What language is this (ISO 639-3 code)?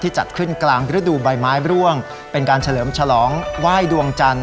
tha